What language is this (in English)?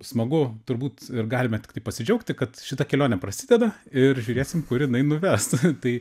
Lithuanian